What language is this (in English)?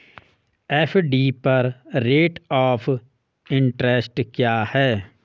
Hindi